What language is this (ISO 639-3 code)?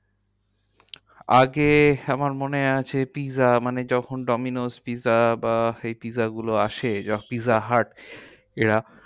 ben